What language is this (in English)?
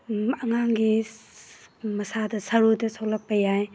Manipuri